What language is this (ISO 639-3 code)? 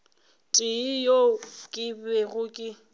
nso